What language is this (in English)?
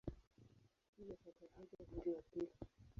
Swahili